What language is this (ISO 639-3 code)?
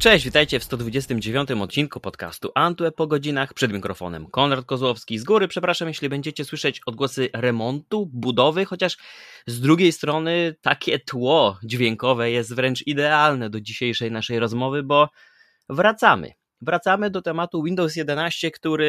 pol